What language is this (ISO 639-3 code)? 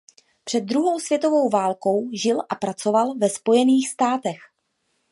ces